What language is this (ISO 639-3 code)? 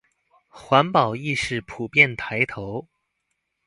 zho